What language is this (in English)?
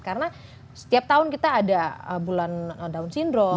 Indonesian